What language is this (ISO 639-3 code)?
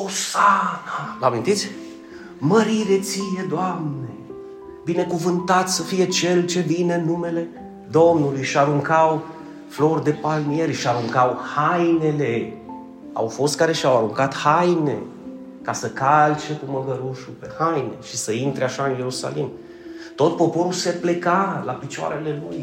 ron